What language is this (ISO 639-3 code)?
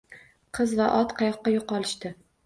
uzb